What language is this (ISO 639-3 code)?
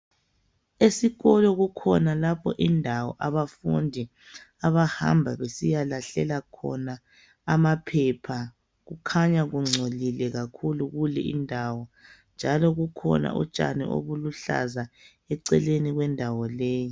nde